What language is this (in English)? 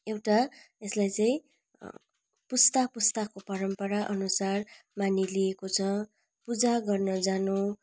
Nepali